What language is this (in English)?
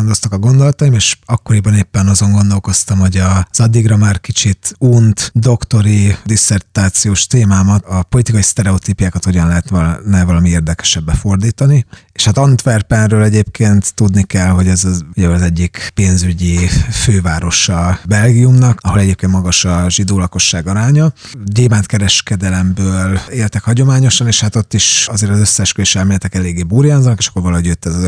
Hungarian